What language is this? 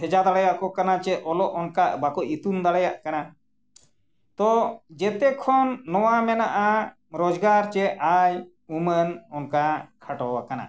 Santali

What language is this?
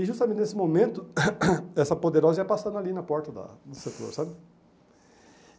Portuguese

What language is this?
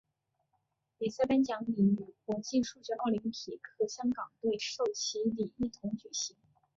Chinese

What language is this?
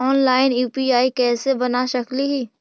Magahi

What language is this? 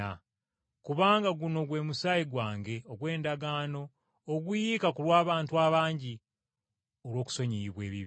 Ganda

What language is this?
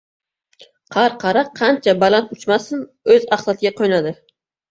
Uzbek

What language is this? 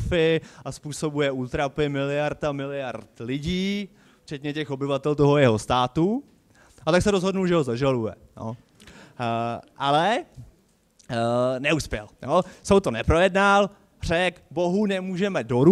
Czech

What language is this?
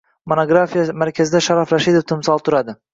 Uzbek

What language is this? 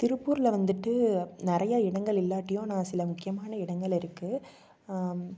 Tamil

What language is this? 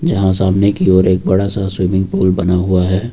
Hindi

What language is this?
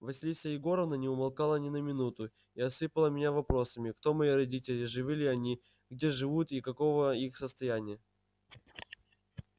Russian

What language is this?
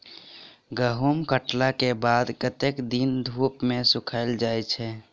Maithili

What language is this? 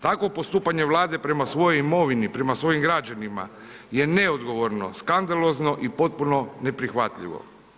Croatian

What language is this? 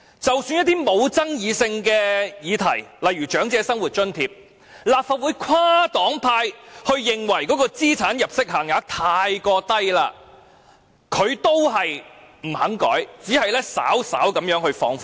Cantonese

